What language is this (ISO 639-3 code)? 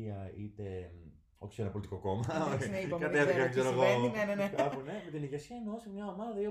ell